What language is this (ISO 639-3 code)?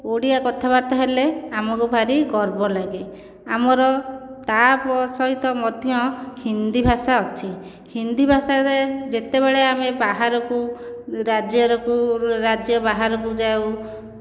ori